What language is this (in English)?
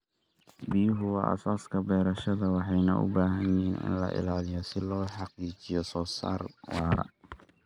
Somali